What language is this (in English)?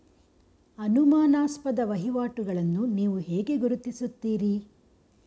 Kannada